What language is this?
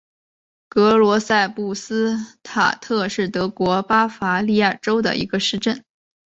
Chinese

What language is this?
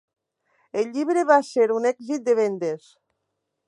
Catalan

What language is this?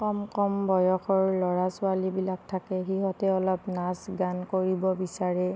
Assamese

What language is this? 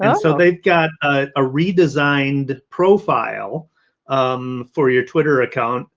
English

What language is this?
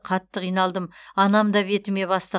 Kazakh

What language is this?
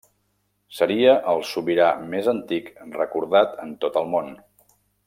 Catalan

